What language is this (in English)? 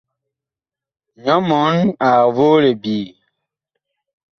Bakoko